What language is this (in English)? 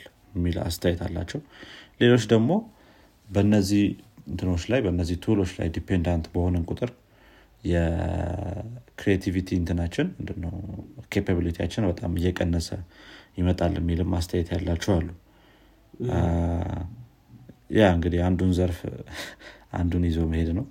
Amharic